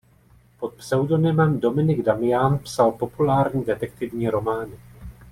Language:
Czech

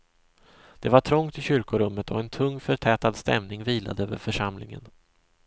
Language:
Swedish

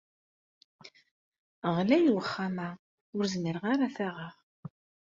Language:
Kabyle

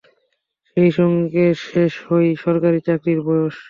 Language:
Bangla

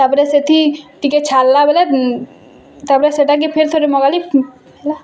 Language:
Odia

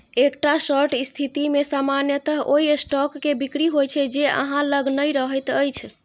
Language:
Maithili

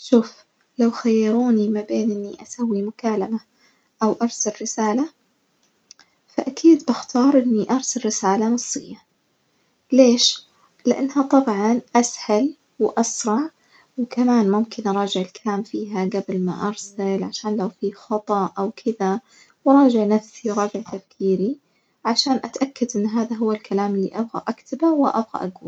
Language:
Najdi Arabic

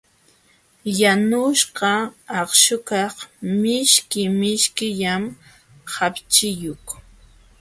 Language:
Jauja Wanca Quechua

